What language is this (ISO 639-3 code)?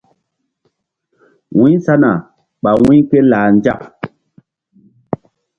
mdd